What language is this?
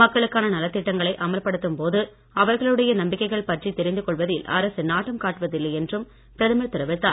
Tamil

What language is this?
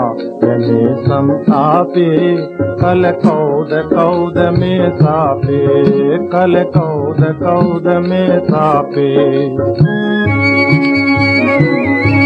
Turkish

